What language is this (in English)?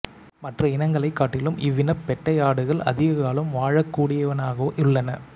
Tamil